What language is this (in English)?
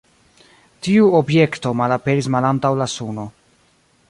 Esperanto